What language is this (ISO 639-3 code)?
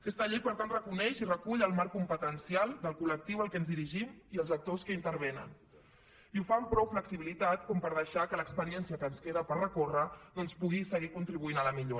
cat